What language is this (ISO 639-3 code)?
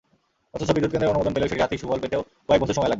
ben